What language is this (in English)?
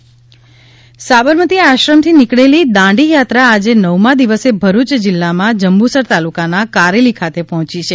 Gujarati